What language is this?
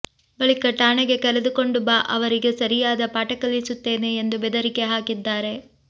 Kannada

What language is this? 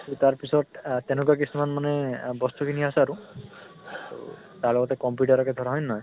Assamese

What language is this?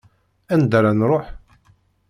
Kabyle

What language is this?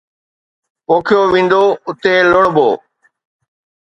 Sindhi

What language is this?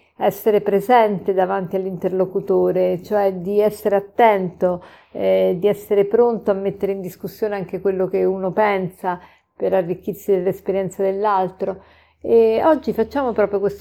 Italian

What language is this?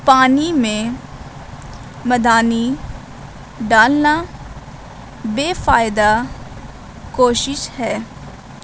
Urdu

